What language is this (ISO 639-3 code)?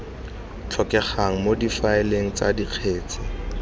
tsn